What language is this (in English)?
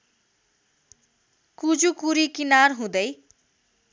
Nepali